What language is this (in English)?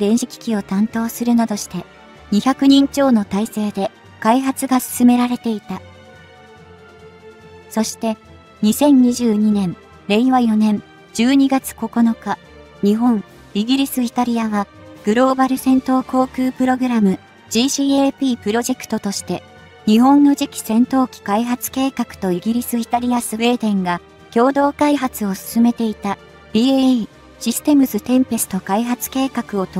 Japanese